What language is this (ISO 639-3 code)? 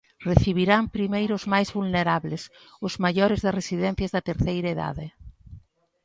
glg